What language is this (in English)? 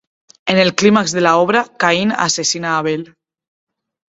Spanish